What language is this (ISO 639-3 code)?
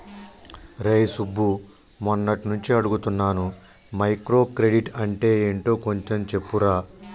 tel